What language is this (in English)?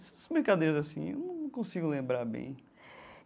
Portuguese